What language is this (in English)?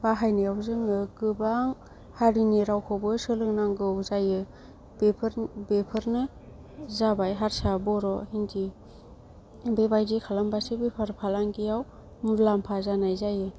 Bodo